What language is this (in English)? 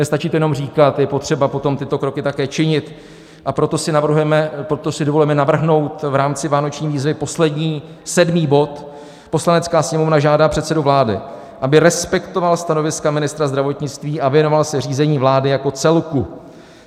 Czech